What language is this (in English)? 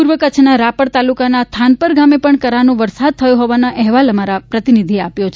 Gujarati